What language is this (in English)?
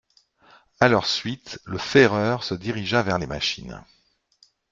French